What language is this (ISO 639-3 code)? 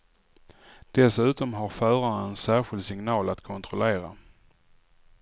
swe